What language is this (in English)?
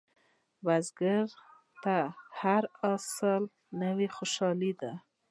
Pashto